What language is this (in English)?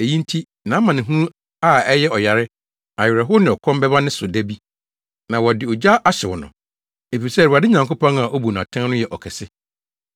Akan